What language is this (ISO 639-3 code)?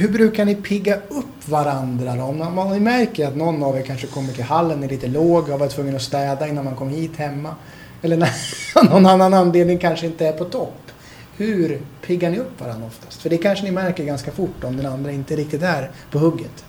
swe